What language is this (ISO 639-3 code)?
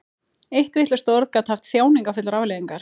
isl